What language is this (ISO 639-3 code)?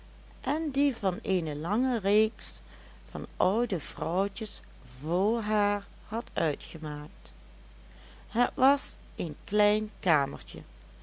nld